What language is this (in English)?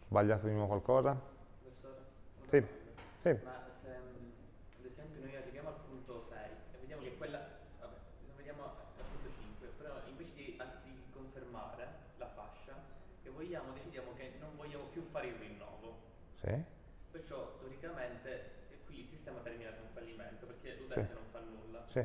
Italian